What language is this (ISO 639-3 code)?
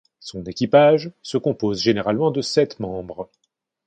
fra